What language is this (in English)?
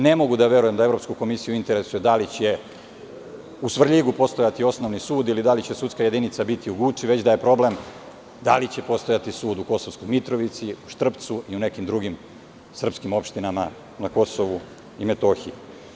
Serbian